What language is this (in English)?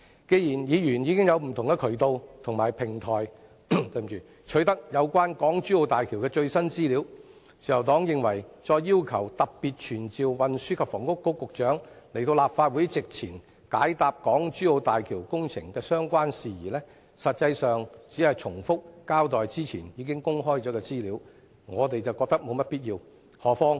Cantonese